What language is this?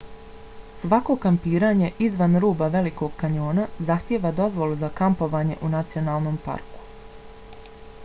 Bosnian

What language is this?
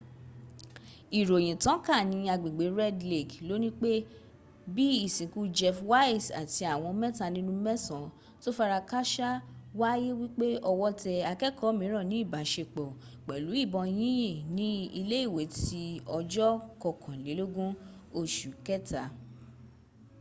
Yoruba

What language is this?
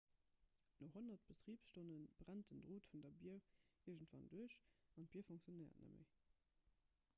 Luxembourgish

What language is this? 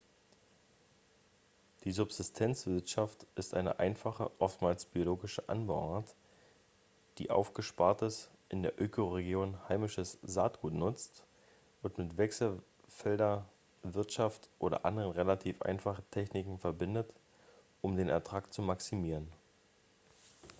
German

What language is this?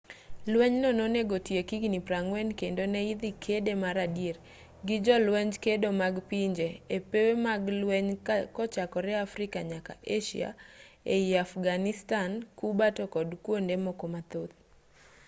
Luo (Kenya and Tanzania)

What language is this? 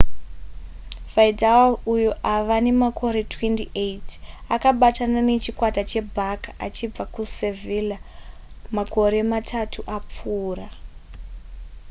Shona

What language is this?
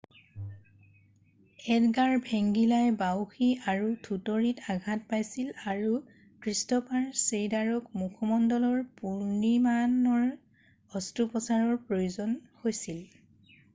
Assamese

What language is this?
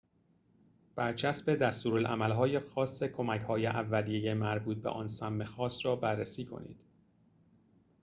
Persian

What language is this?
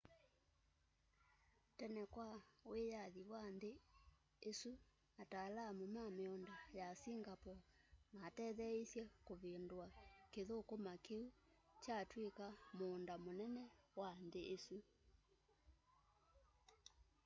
Kamba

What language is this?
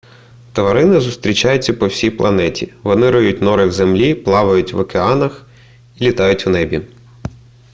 Ukrainian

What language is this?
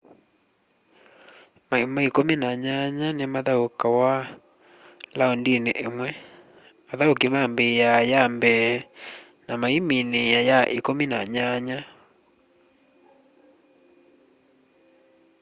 Kamba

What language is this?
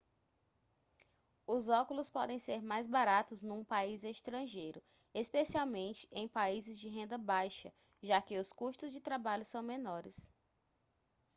Portuguese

